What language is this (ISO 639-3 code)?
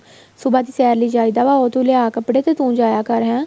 pan